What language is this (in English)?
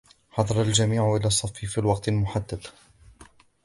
Arabic